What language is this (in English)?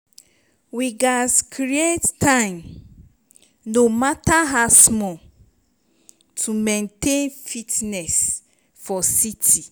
Nigerian Pidgin